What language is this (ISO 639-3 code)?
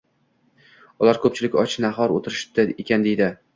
uzb